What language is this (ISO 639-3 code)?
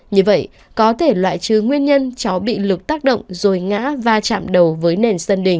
vie